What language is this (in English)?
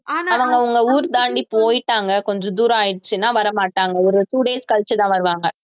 Tamil